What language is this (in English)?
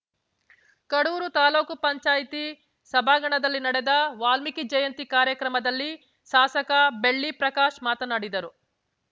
Kannada